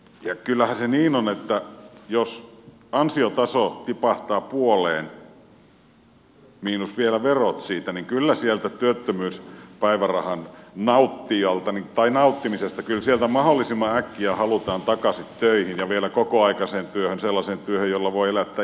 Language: Finnish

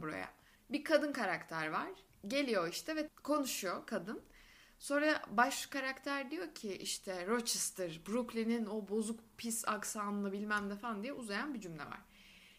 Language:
Turkish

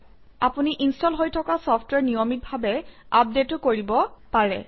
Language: Assamese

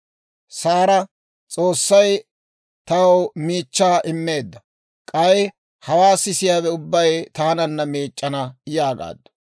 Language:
Dawro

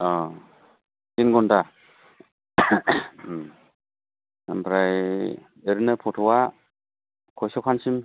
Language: Bodo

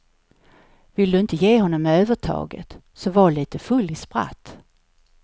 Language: Swedish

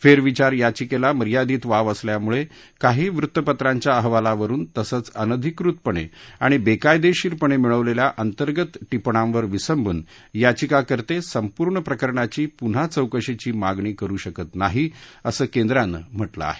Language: Marathi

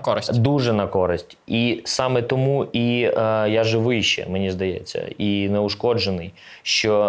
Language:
Ukrainian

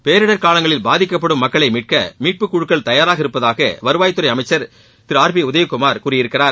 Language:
Tamil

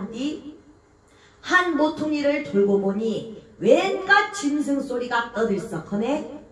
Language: Korean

